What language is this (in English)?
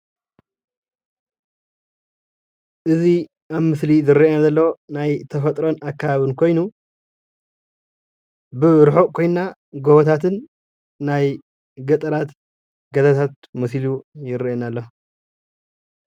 Tigrinya